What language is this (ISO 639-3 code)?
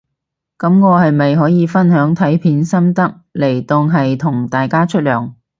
yue